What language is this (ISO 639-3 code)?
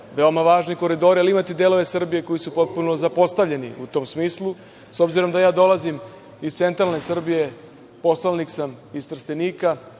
srp